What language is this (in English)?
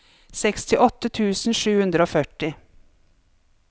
Norwegian